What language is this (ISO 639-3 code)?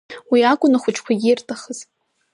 abk